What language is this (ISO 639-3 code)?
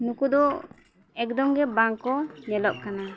sat